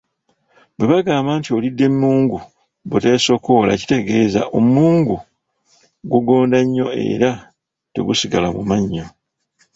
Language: Ganda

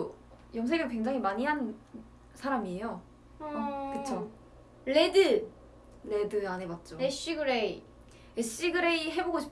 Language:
Korean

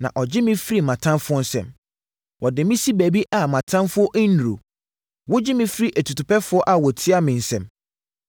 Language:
Akan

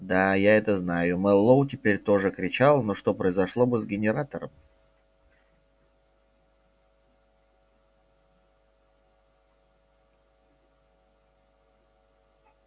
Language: Russian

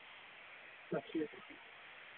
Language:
Dogri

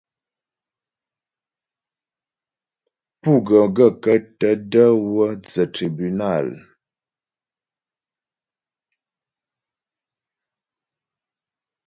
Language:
Ghomala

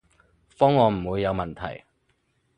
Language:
Cantonese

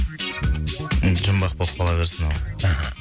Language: Kazakh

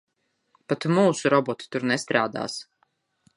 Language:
Latvian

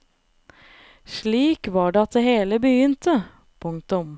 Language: Norwegian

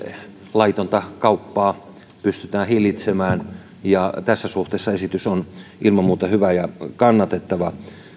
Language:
Finnish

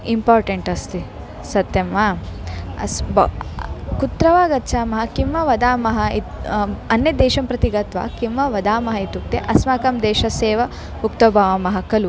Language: Sanskrit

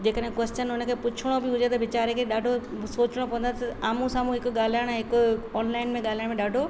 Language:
Sindhi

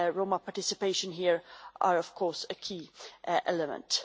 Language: English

